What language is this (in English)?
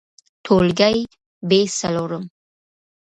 Pashto